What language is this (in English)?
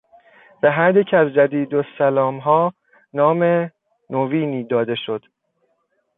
Persian